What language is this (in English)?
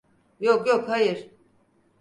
Turkish